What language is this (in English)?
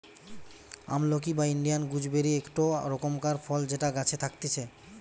Bangla